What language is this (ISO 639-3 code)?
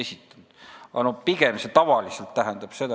est